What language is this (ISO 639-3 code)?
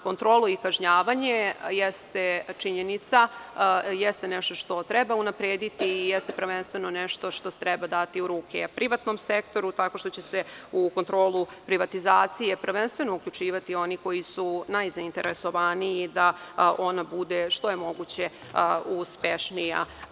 srp